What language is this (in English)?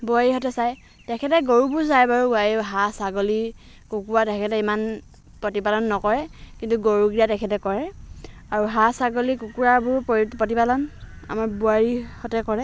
Assamese